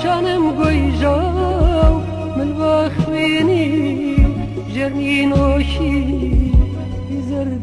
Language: Turkish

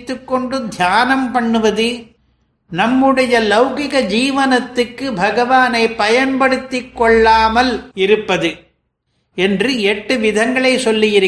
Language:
Tamil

